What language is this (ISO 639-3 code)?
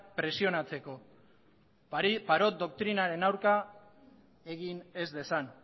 eus